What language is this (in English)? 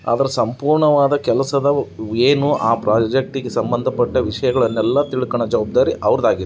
Kannada